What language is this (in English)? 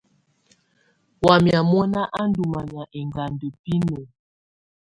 Tunen